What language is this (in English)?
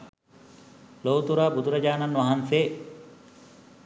Sinhala